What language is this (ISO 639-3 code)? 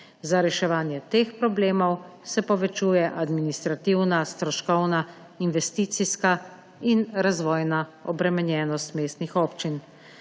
slv